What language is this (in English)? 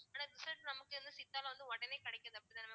Tamil